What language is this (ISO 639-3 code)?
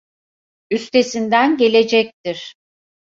tur